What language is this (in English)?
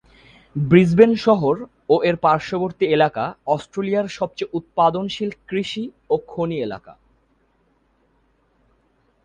Bangla